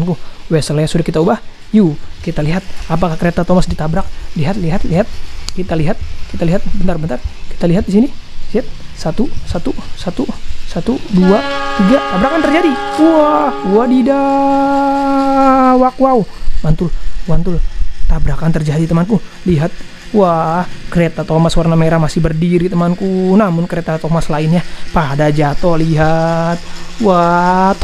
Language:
Indonesian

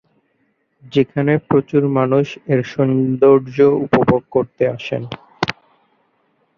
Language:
Bangla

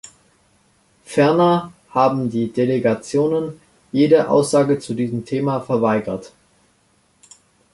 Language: German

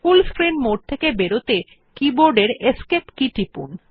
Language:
Bangla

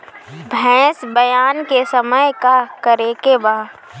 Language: Bhojpuri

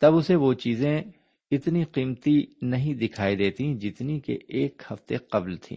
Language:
Urdu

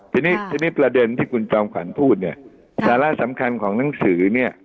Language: Thai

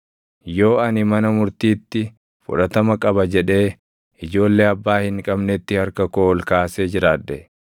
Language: Oromo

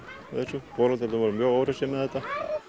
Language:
Icelandic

